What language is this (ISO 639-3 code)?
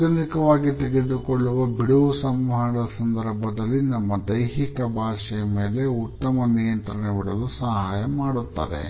kan